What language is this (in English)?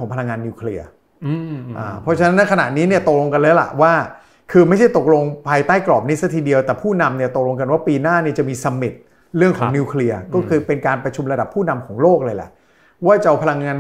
Thai